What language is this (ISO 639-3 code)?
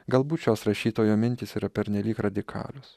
lit